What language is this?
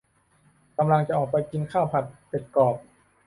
Thai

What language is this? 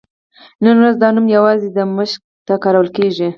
Pashto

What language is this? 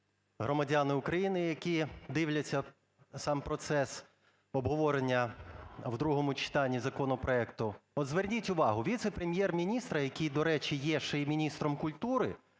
Ukrainian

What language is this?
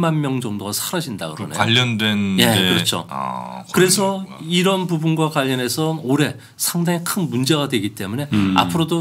Korean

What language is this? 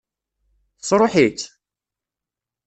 Kabyle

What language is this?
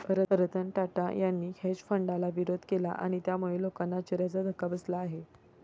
Marathi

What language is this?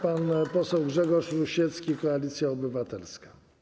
Polish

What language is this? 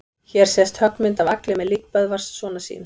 Icelandic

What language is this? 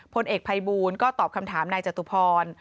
Thai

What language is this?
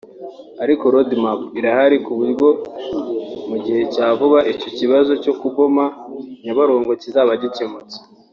Kinyarwanda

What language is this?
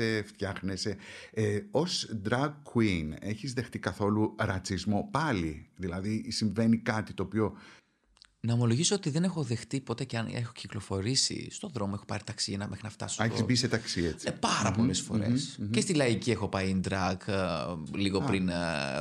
Greek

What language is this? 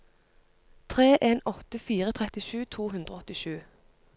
Norwegian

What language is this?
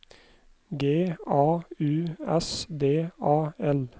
Norwegian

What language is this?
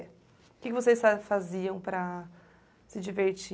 Portuguese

